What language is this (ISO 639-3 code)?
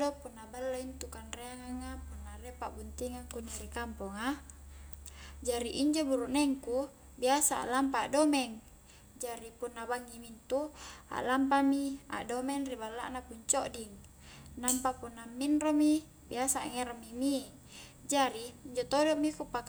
kjk